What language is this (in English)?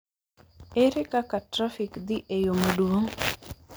Luo (Kenya and Tanzania)